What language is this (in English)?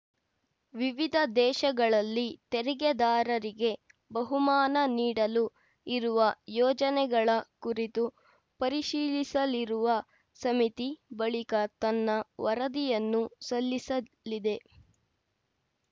Kannada